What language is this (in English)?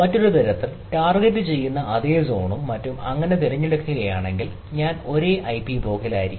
Malayalam